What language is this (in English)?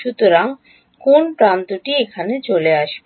Bangla